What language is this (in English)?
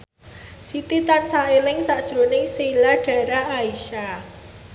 Javanese